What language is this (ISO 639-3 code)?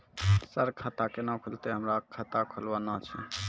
mai